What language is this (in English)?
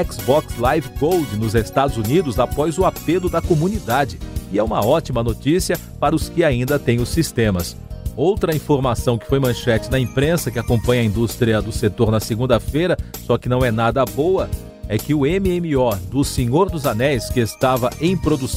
Portuguese